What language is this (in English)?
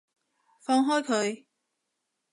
Cantonese